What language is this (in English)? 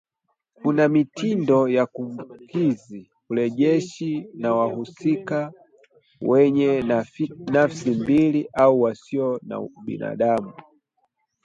Swahili